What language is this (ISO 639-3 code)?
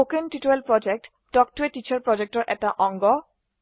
asm